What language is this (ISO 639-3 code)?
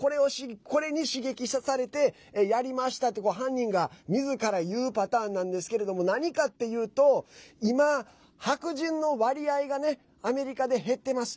jpn